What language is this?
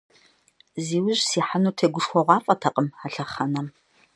Kabardian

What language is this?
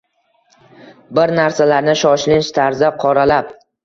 Uzbek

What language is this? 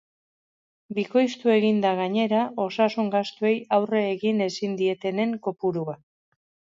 Basque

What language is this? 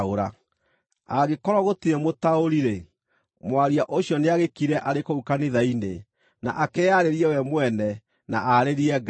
Kikuyu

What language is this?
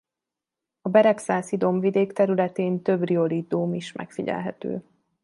Hungarian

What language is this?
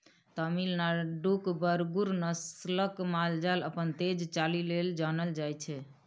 Maithili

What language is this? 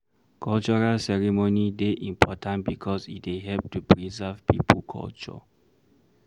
Nigerian Pidgin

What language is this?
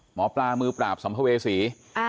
Thai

